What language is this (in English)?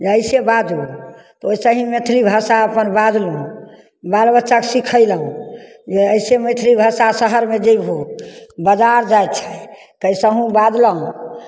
Maithili